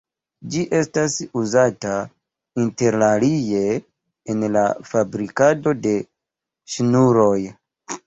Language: Esperanto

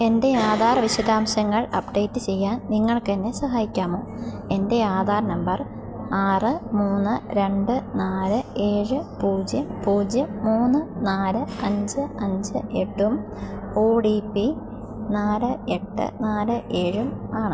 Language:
Malayalam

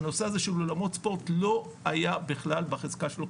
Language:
Hebrew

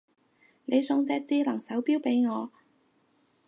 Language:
Cantonese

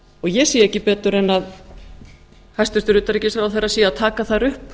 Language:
Icelandic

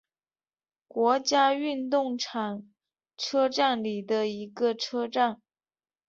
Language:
Chinese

